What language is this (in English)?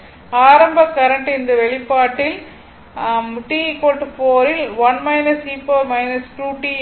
Tamil